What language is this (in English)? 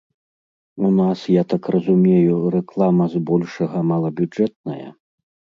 Belarusian